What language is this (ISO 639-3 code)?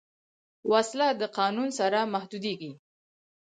pus